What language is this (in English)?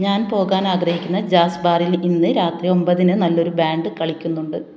Malayalam